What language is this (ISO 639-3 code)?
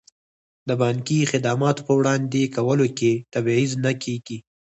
pus